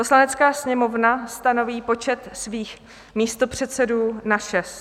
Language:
Czech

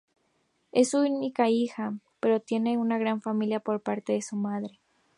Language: Spanish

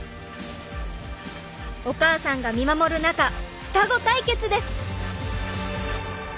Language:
Japanese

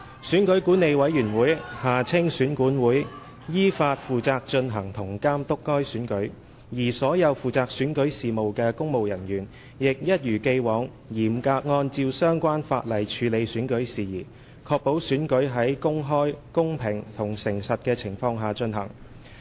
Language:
Cantonese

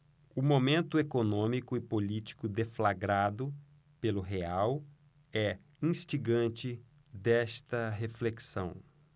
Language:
Portuguese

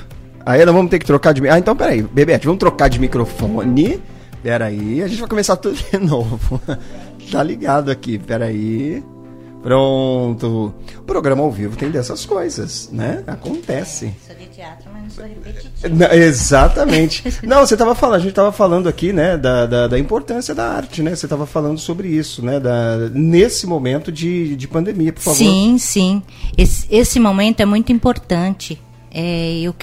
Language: Portuguese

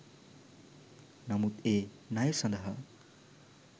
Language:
Sinhala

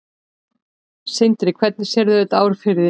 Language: Icelandic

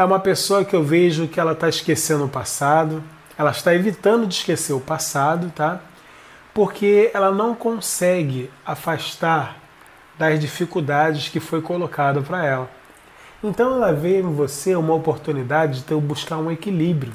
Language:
Portuguese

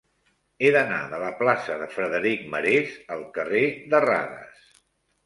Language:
Catalan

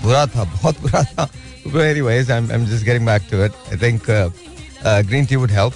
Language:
Hindi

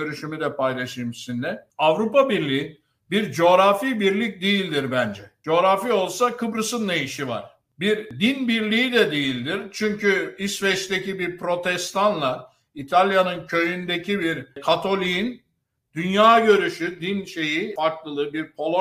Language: Turkish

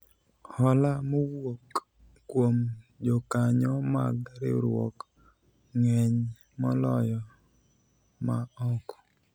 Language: Luo (Kenya and Tanzania)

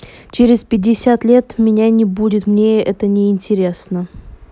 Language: Russian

